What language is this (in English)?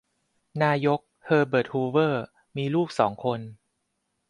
Thai